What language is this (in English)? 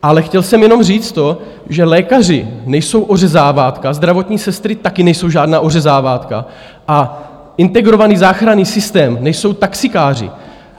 Czech